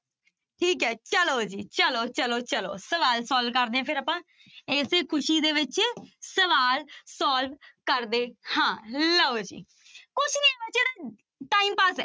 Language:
Punjabi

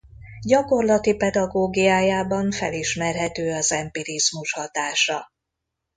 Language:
Hungarian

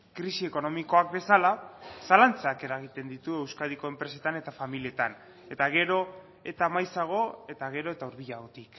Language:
Basque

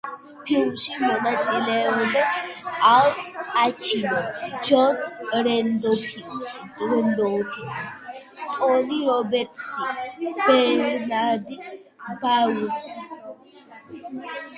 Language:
Georgian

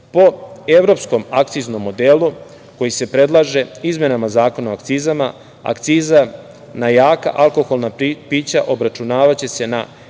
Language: Serbian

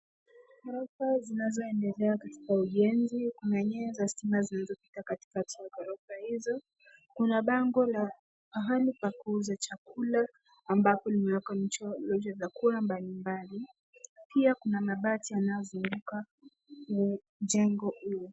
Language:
Swahili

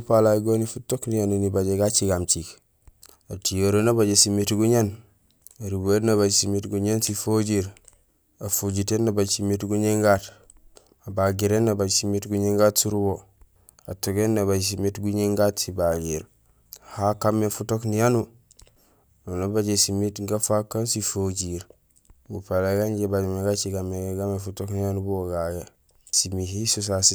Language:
Gusilay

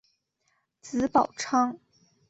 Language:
Chinese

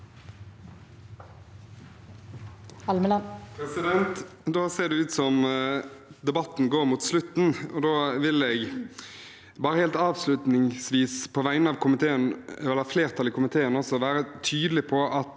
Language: Norwegian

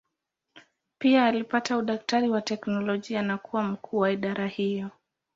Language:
Swahili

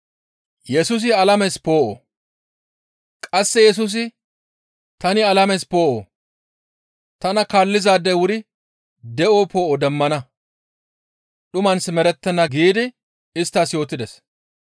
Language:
Gamo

